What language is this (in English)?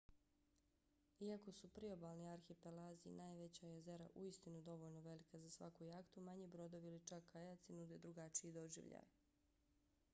Bosnian